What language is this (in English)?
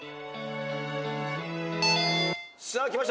Japanese